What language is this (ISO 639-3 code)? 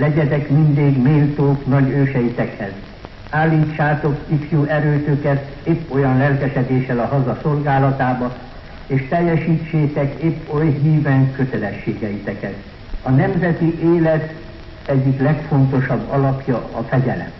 hun